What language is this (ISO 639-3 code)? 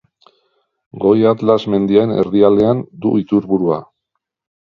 eus